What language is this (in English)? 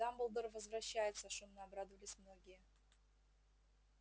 Russian